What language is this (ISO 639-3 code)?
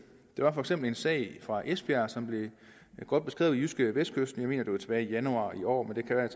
dan